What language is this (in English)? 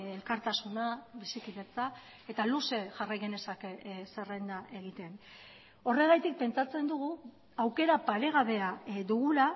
Basque